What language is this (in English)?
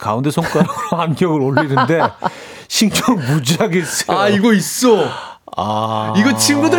Korean